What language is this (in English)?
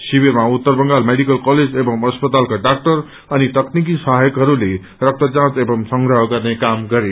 Nepali